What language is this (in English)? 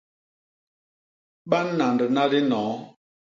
Basaa